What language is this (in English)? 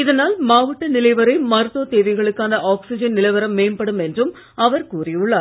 Tamil